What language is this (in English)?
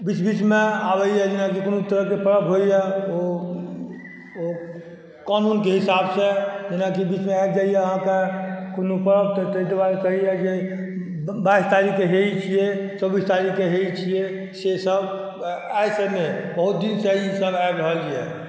Maithili